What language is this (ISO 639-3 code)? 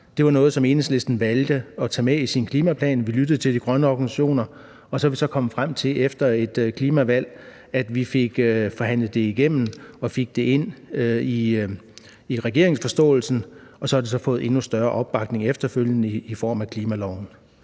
dan